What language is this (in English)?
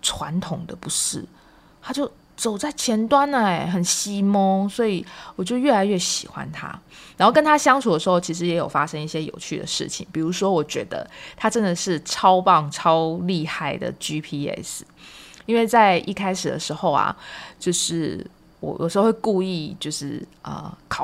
Chinese